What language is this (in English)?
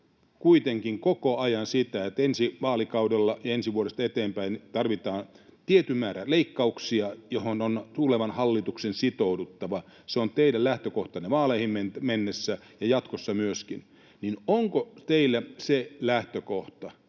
Finnish